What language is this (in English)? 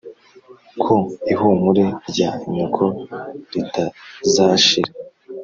Kinyarwanda